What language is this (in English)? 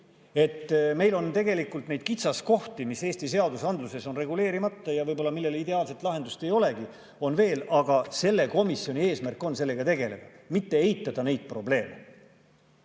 Estonian